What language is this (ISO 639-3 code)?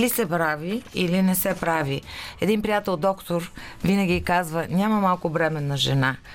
bul